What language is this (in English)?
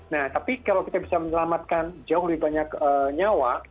Indonesian